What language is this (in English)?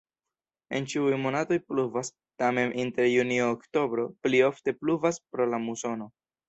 Esperanto